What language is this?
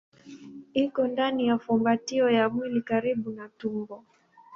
Swahili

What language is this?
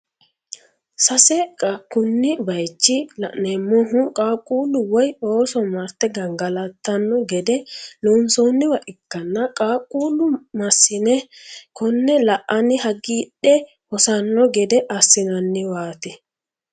Sidamo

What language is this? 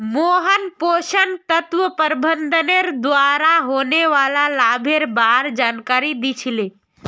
Magahi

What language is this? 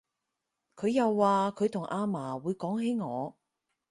Cantonese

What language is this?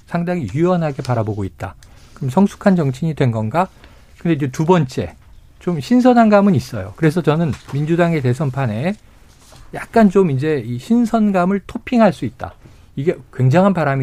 Korean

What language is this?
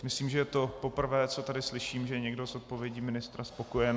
Czech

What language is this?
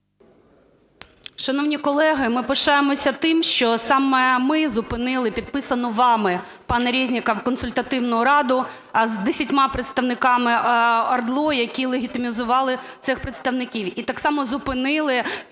Ukrainian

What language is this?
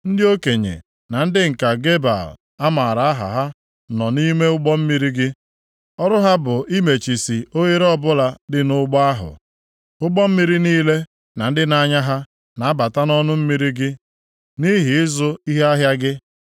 Igbo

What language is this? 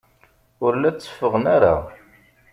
Kabyle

